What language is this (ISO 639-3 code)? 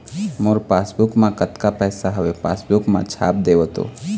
hne